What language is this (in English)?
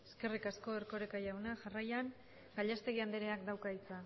Basque